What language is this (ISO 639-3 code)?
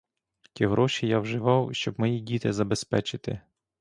ukr